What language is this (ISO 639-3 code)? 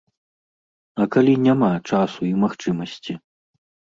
bel